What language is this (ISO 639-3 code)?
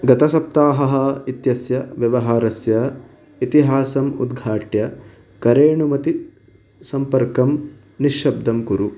san